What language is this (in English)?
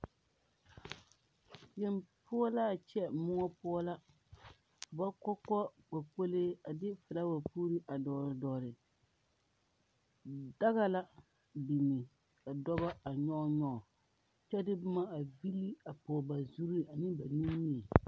Southern Dagaare